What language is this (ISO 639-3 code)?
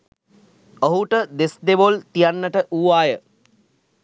sin